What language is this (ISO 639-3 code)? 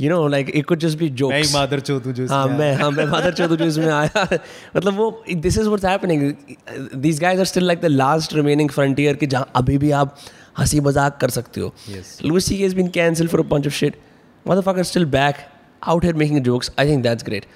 hin